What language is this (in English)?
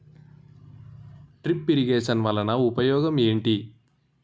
Telugu